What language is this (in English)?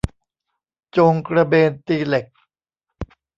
Thai